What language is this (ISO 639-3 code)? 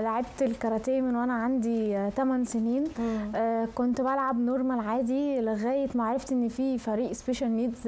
ara